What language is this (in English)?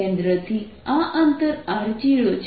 Gujarati